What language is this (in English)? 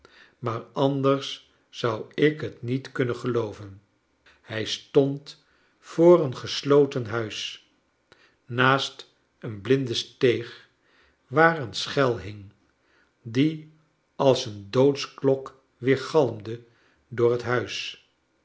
Dutch